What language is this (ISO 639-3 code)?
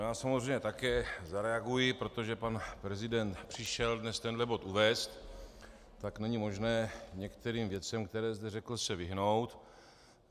ces